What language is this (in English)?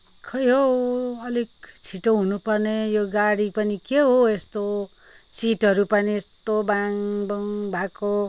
Nepali